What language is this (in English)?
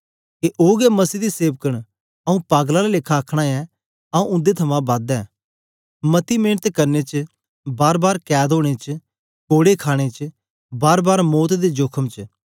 Dogri